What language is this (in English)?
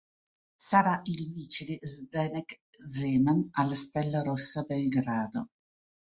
Italian